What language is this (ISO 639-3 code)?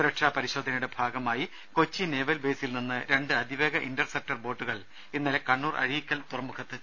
mal